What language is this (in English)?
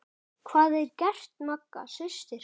Icelandic